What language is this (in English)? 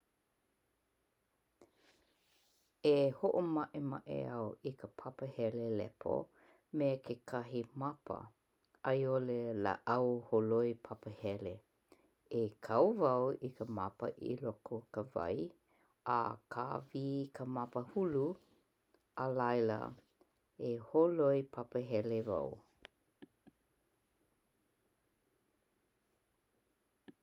Hawaiian